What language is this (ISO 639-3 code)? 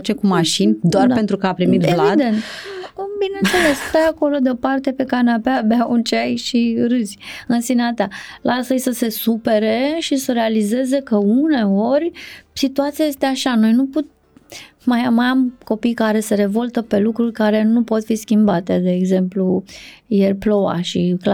ron